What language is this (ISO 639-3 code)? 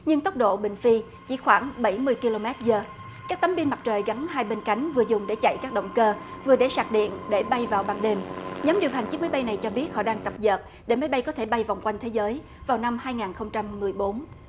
vie